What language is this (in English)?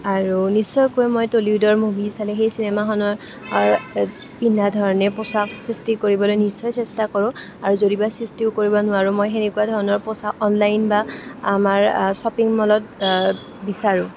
Assamese